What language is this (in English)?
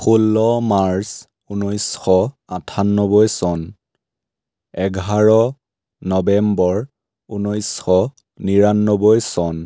Assamese